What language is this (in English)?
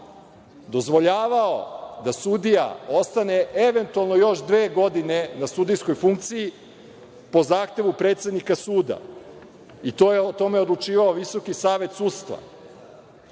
Serbian